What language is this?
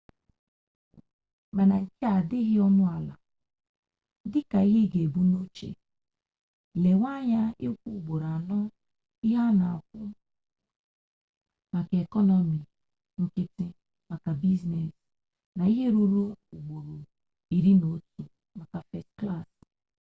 Igbo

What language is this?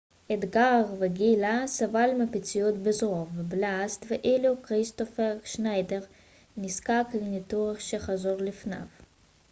Hebrew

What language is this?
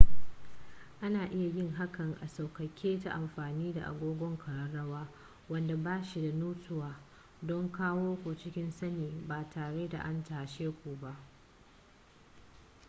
Hausa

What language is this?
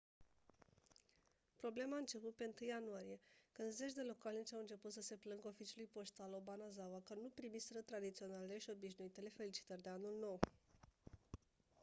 Romanian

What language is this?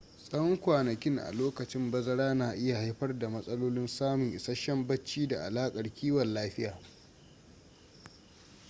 Hausa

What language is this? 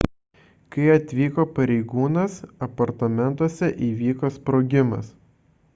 Lithuanian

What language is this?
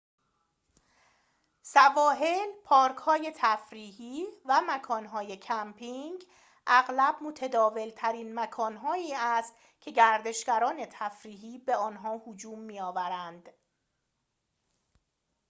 Persian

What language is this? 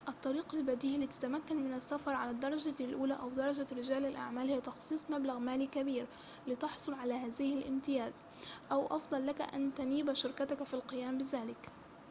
Arabic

